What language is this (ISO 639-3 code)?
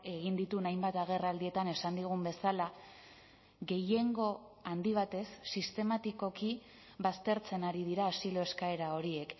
eus